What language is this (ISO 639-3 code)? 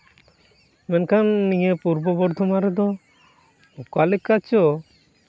sat